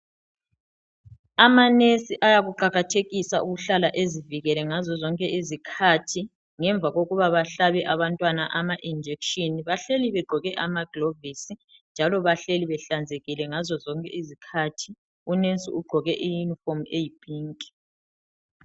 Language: North Ndebele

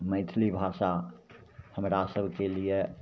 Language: Maithili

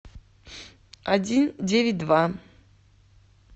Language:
Russian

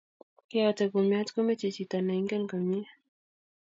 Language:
Kalenjin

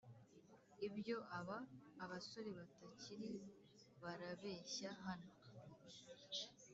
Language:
Kinyarwanda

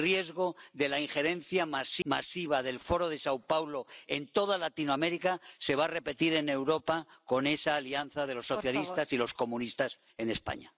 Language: Spanish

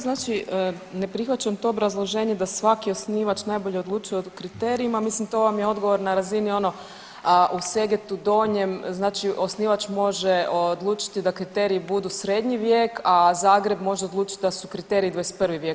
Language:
Croatian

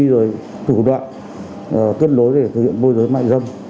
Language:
Vietnamese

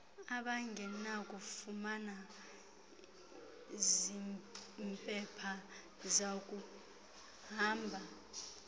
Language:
Xhosa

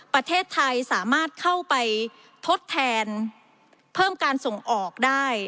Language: Thai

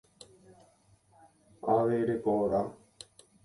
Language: Guarani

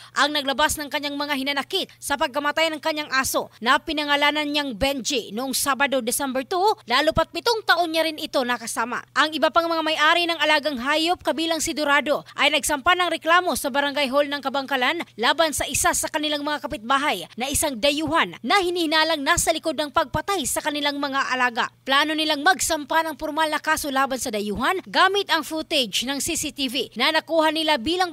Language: Filipino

